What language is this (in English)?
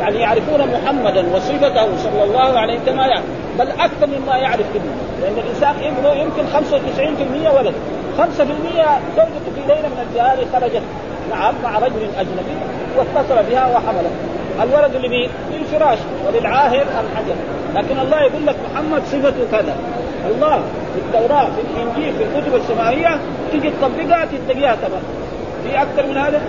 Arabic